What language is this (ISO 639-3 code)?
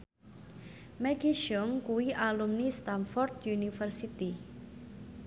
jav